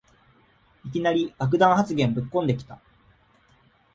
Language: Japanese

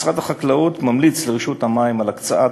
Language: Hebrew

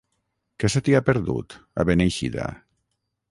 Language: Catalan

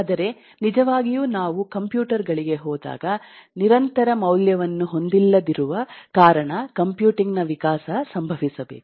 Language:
Kannada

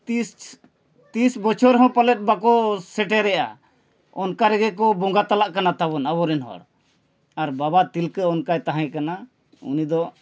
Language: Santali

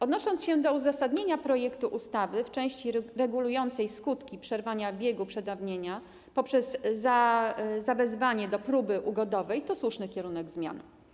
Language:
Polish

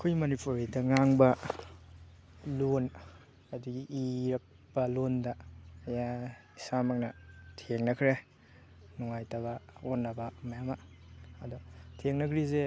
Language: Manipuri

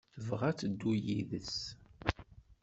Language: Kabyle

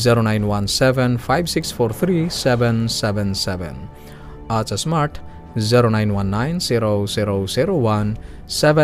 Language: Filipino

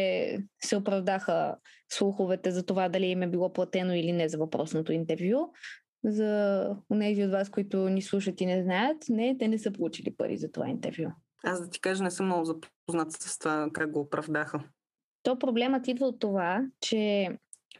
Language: Bulgarian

